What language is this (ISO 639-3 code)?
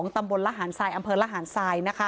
tha